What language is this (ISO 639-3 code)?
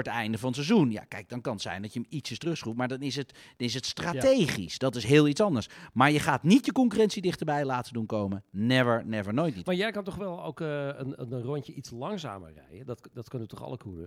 nld